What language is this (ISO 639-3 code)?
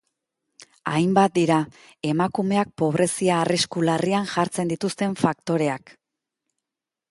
eus